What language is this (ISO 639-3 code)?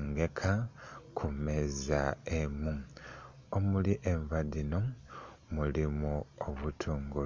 xog